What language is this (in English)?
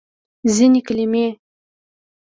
Pashto